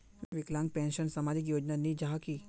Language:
Magahi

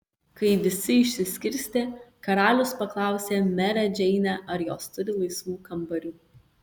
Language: Lithuanian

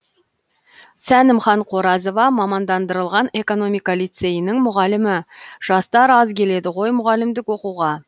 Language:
Kazakh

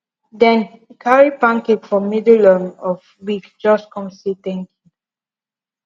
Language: Nigerian Pidgin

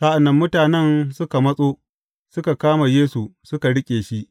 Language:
Hausa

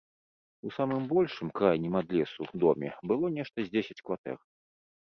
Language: Belarusian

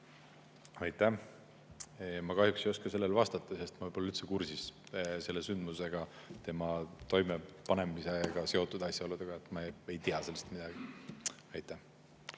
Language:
Estonian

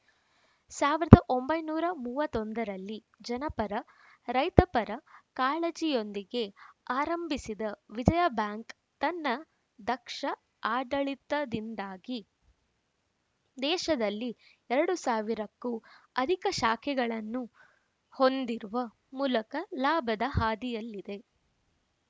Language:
Kannada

